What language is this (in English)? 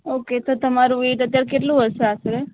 Gujarati